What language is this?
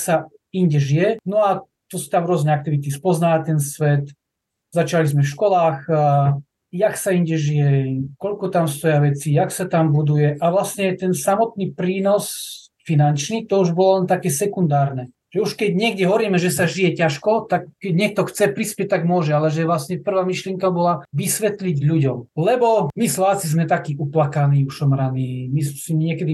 Slovak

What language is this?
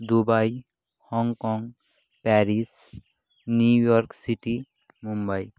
Bangla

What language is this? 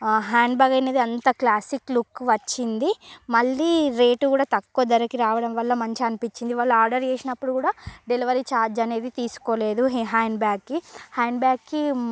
Telugu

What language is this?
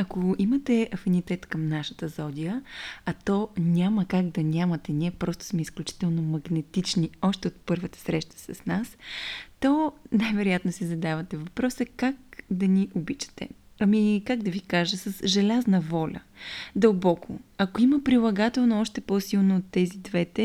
Bulgarian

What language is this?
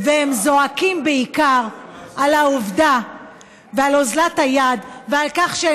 Hebrew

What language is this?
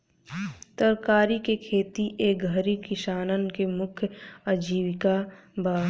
Bhojpuri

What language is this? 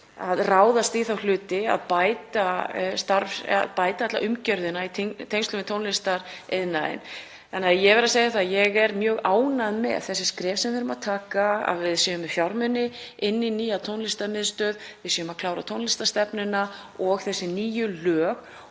Icelandic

